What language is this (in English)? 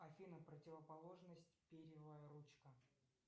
Russian